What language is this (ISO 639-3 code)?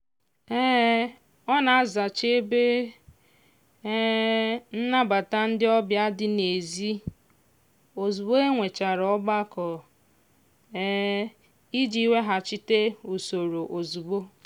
ibo